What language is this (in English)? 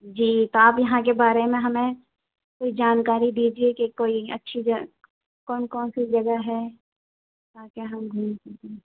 Urdu